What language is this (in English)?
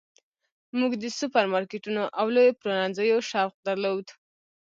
Pashto